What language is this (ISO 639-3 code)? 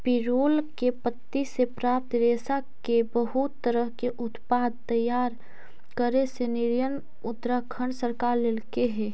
mag